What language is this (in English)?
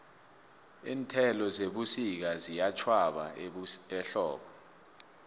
South Ndebele